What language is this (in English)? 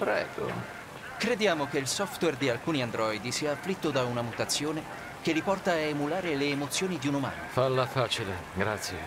Italian